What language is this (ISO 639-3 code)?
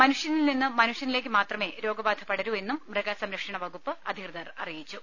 mal